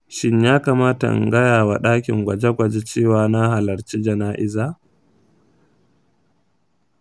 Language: Hausa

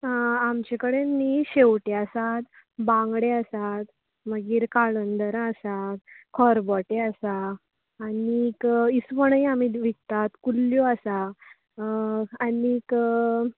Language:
Konkani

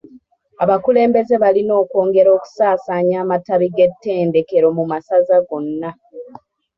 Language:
Ganda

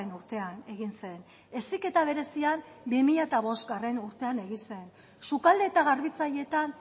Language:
Basque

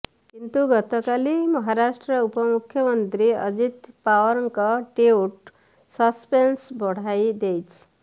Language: Odia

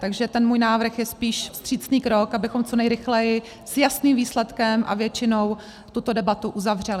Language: Czech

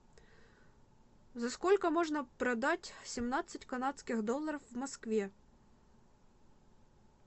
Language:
Russian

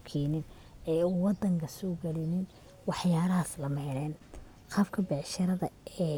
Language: Somali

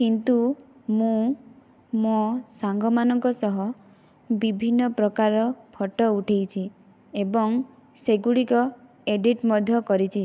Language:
Odia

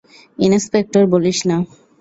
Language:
Bangla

